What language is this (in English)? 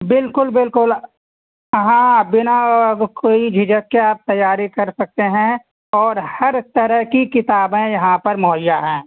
Urdu